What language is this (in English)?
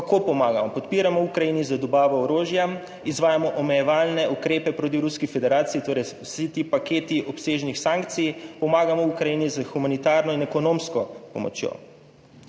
Slovenian